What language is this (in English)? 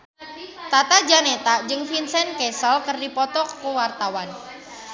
Sundanese